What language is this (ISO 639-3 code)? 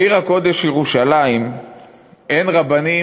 heb